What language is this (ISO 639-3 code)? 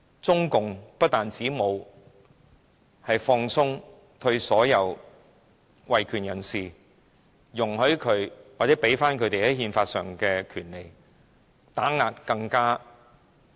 yue